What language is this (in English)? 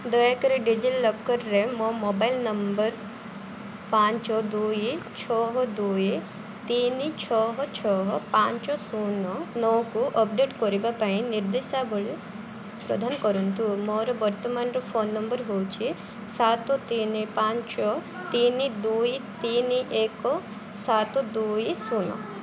Odia